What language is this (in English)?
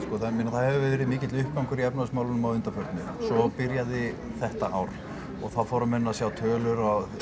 Icelandic